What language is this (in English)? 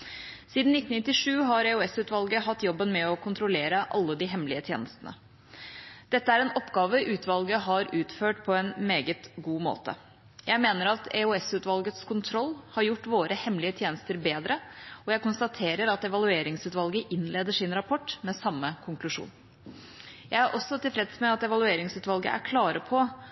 Norwegian Bokmål